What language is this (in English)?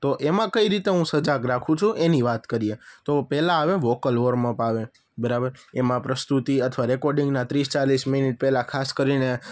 Gujarati